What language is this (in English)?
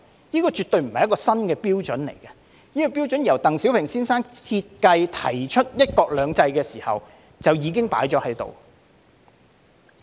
Cantonese